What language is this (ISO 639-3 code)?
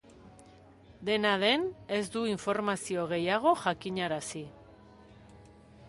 eus